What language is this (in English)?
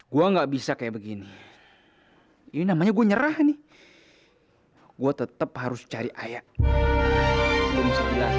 Indonesian